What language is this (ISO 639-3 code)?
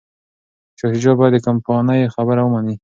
pus